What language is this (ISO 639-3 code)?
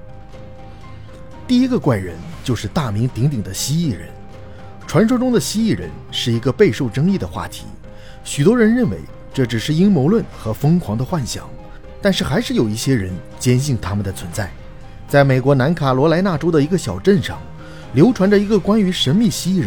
zho